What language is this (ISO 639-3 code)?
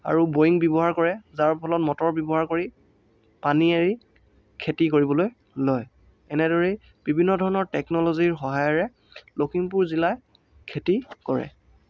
asm